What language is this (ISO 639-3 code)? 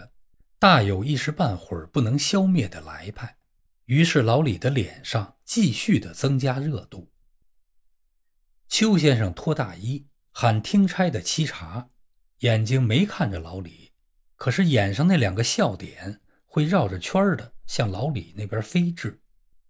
zho